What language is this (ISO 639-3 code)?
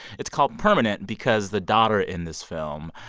eng